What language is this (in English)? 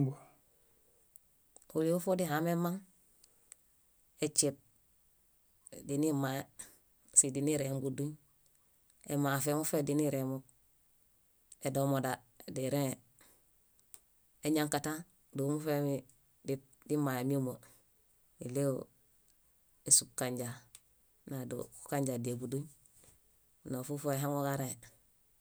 Bayot